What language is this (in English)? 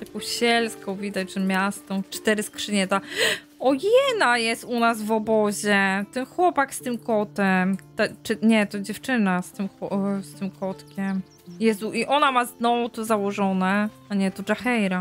Polish